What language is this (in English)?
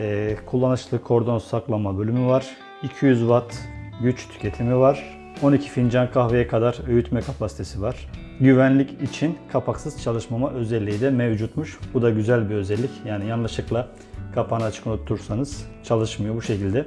Turkish